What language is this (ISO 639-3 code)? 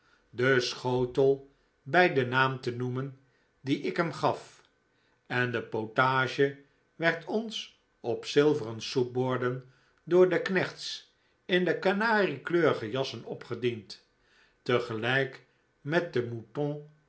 nld